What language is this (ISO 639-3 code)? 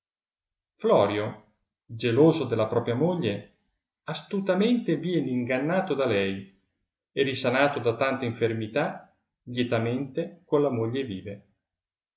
ita